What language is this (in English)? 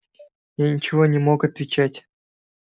Russian